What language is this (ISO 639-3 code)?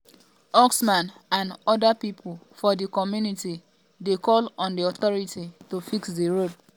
pcm